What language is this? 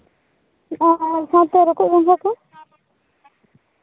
Santali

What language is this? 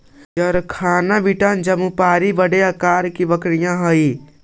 Magahi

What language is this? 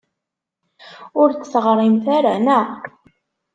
Kabyle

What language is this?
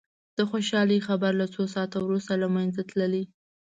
Pashto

